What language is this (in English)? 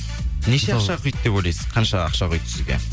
Kazakh